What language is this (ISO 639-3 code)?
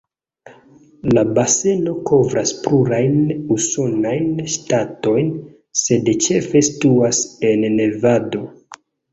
epo